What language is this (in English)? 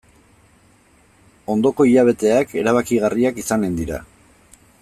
Basque